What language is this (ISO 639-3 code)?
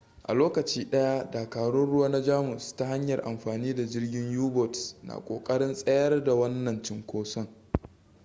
hau